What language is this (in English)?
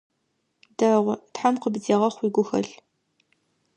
Adyghe